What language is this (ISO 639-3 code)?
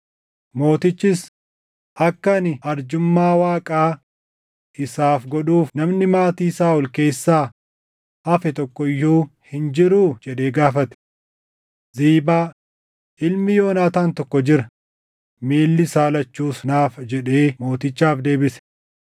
orm